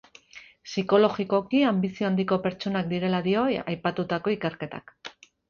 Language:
Basque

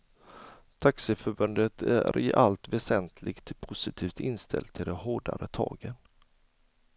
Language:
Swedish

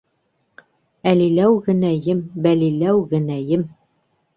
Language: Bashkir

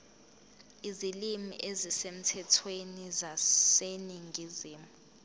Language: Zulu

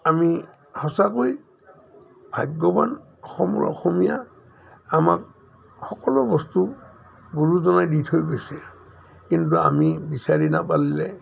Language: Assamese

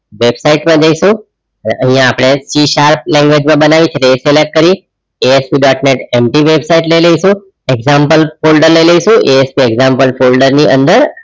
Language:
Gujarati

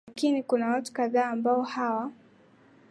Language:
Swahili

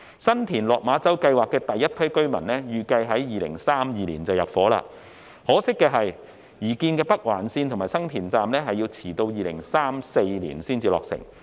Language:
Cantonese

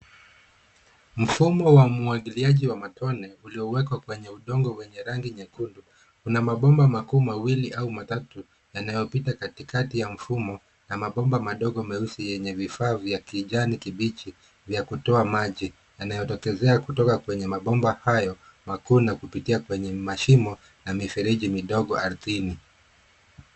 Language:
Swahili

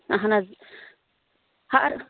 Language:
Kashmiri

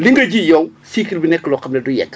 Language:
Wolof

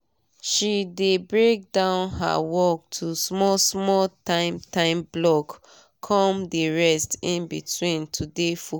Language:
Nigerian Pidgin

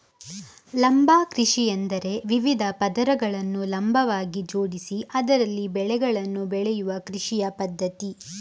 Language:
Kannada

